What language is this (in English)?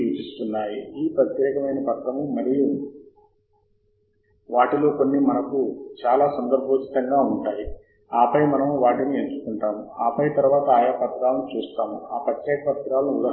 Telugu